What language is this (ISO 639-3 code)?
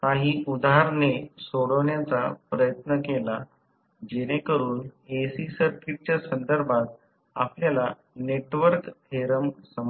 mar